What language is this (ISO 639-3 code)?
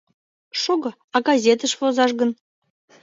chm